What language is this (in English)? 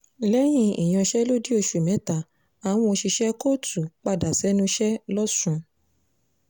Yoruba